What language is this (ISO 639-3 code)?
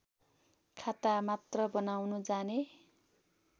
nep